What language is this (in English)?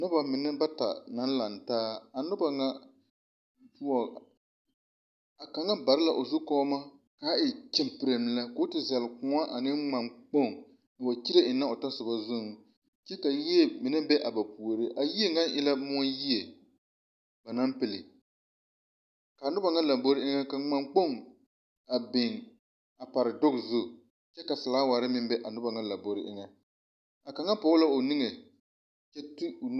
Southern Dagaare